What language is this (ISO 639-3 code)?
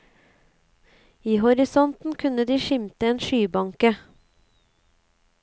nor